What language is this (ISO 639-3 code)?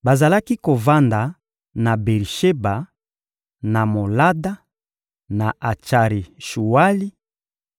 lin